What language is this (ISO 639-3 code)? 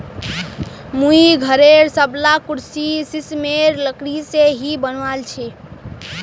mag